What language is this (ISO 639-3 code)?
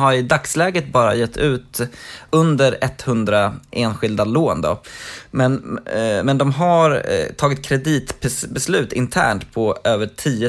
swe